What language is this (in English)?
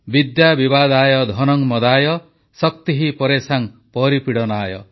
Odia